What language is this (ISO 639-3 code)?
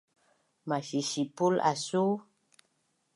bnn